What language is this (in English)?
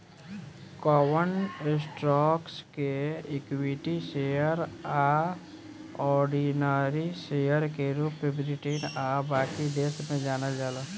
Bhojpuri